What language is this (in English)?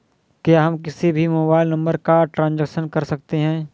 Hindi